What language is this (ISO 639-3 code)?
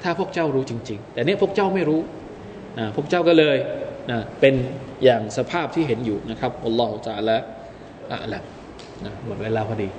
tha